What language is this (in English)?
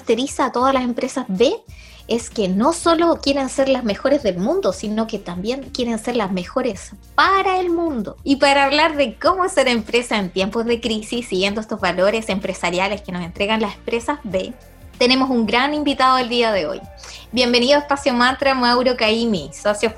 Spanish